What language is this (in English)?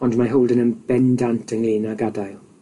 Welsh